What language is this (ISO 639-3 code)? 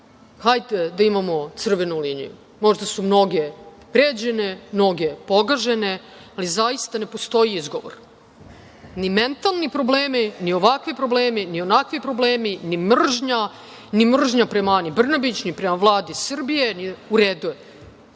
srp